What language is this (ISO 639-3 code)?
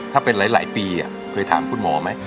tha